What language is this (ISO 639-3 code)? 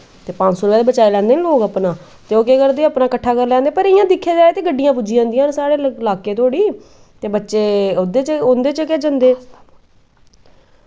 doi